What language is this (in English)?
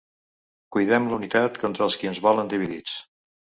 Catalan